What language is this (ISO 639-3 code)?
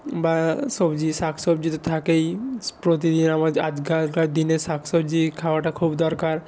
ben